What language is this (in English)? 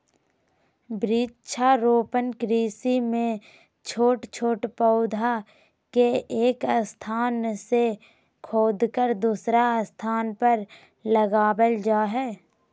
Magahi